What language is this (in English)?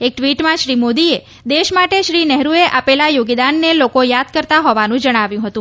Gujarati